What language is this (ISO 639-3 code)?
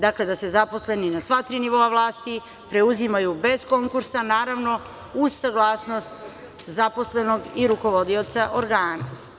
srp